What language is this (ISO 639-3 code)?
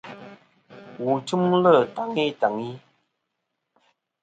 bkm